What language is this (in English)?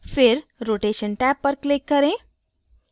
Hindi